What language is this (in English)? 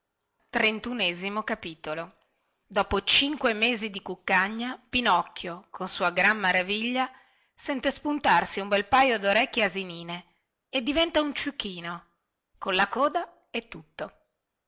Italian